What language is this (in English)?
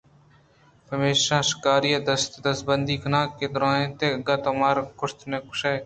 Eastern Balochi